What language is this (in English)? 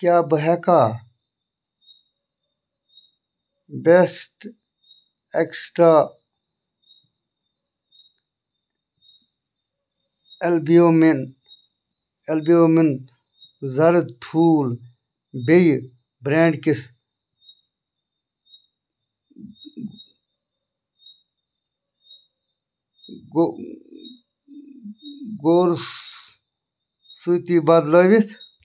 Kashmiri